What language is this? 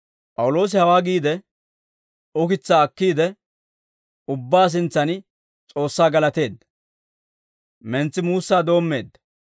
Dawro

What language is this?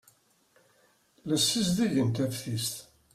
Kabyle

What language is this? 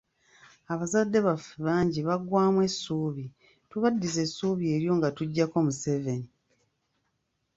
Ganda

